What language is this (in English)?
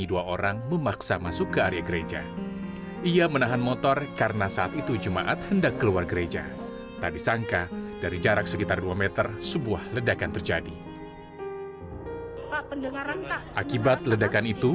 Indonesian